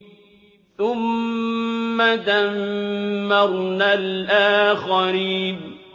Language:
Arabic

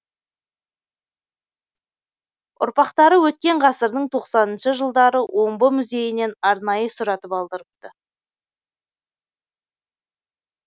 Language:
Kazakh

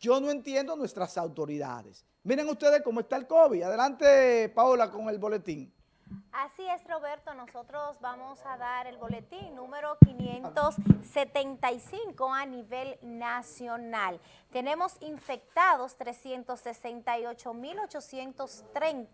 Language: Spanish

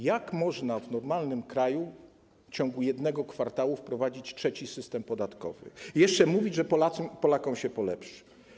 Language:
Polish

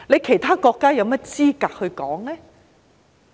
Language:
Cantonese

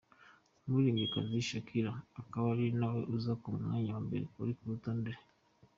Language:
Kinyarwanda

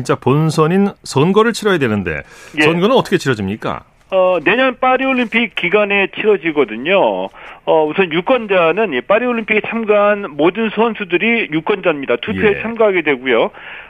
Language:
Korean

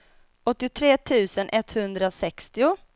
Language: Swedish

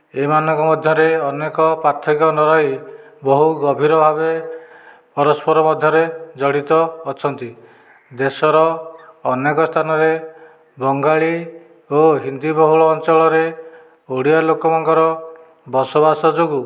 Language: Odia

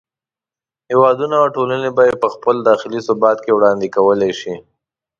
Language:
Pashto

